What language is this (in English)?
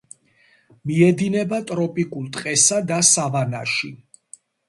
Georgian